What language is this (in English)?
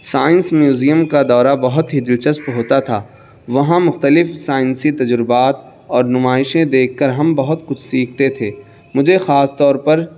Urdu